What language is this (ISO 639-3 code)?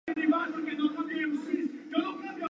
spa